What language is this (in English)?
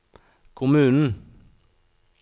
Norwegian